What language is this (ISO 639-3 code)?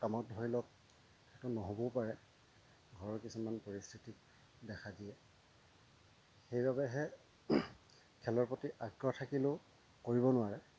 asm